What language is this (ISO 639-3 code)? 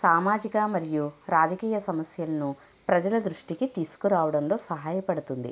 tel